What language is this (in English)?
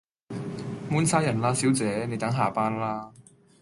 Cantonese